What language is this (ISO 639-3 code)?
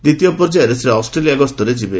ori